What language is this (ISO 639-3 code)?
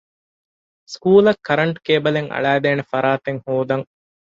div